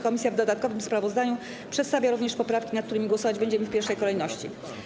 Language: Polish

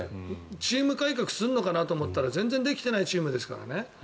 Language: Japanese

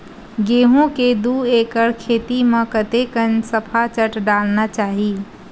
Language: Chhattisgarhi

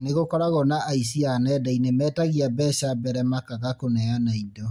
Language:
Kikuyu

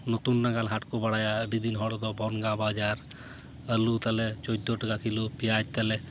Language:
Santali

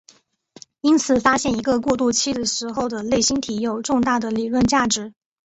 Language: Chinese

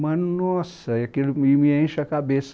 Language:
Portuguese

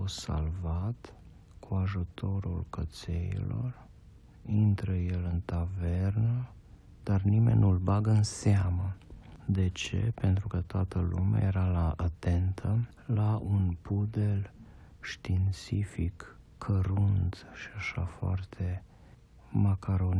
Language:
Romanian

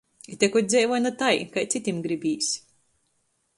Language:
Latgalian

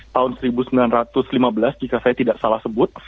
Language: Indonesian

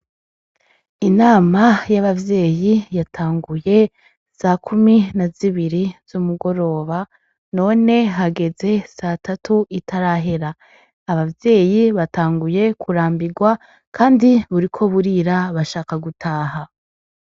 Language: Rundi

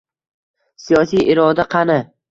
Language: Uzbek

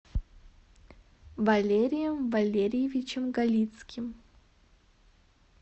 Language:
Russian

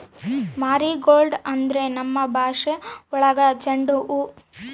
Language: Kannada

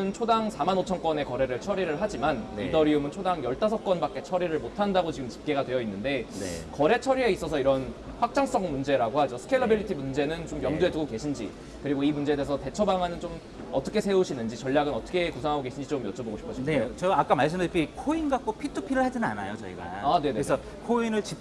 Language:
Korean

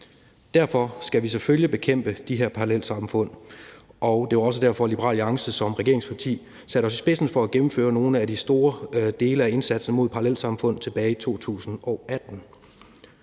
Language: Danish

